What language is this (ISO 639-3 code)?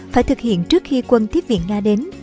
vie